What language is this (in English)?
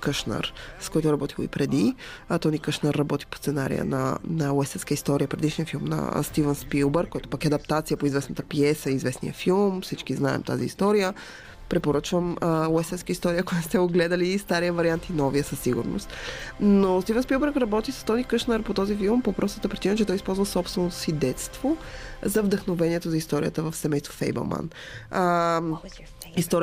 Bulgarian